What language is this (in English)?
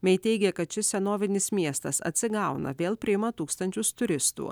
Lithuanian